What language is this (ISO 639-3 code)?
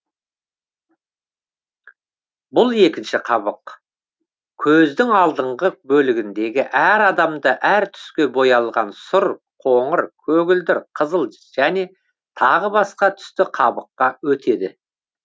kaz